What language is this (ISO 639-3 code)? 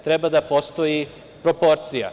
srp